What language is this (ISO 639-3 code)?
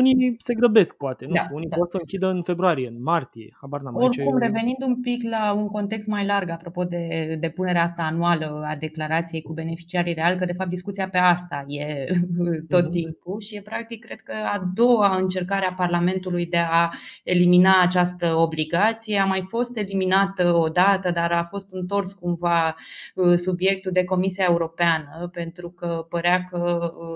ron